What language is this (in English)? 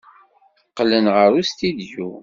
Kabyle